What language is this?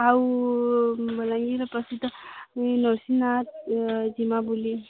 Odia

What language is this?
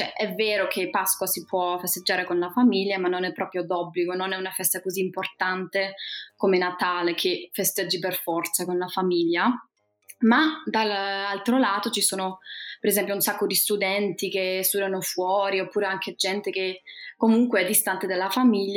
Italian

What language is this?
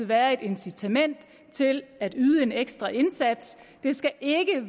Danish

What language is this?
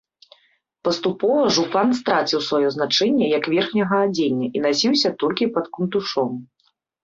Belarusian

